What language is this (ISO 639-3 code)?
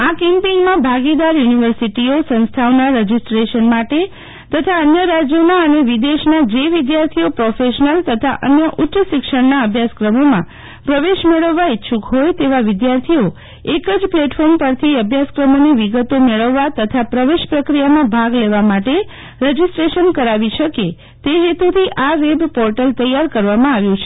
guj